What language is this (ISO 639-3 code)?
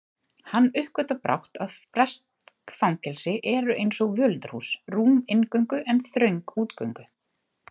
isl